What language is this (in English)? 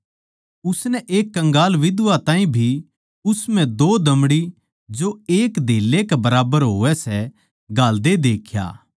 Haryanvi